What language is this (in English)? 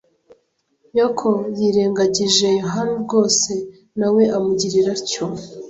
Kinyarwanda